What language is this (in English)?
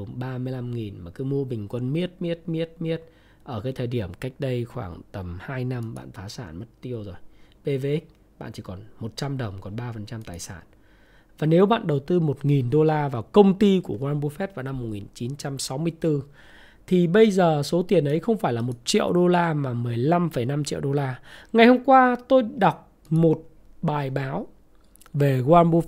Vietnamese